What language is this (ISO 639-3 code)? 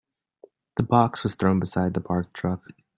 eng